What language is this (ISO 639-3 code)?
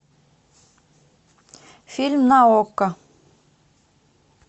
rus